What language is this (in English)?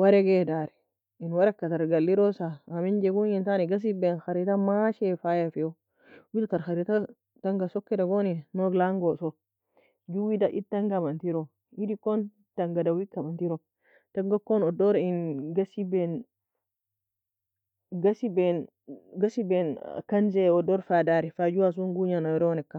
Nobiin